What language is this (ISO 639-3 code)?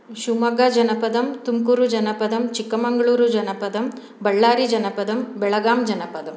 san